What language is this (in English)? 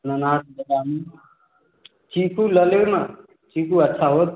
Maithili